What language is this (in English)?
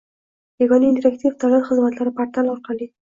Uzbek